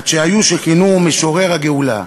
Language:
Hebrew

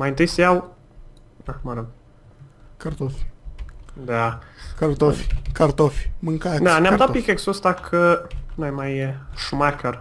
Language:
Romanian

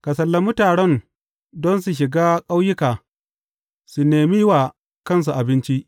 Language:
Hausa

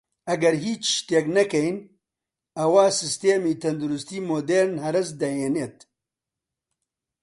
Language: Central Kurdish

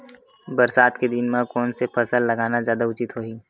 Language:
Chhattisgarhi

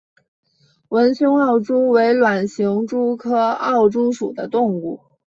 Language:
Chinese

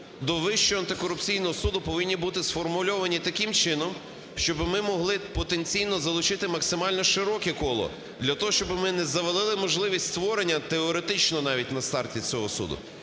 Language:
Ukrainian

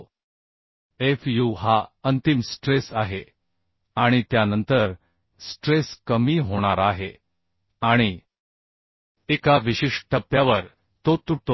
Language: Marathi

